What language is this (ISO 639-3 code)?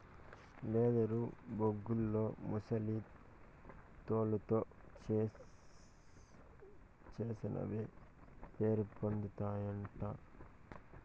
tel